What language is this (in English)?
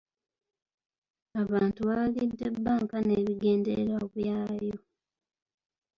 Ganda